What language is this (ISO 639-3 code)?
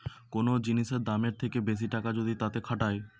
ben